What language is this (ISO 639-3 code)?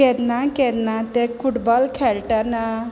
kok